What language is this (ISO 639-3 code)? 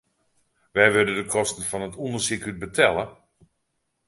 fry